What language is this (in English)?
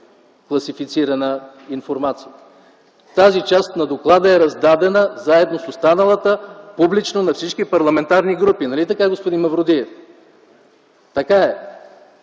Bulgarian